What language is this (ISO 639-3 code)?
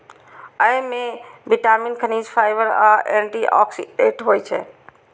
mai